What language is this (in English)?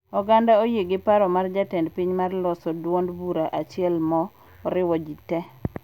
Luo (Kenya and Tanzania)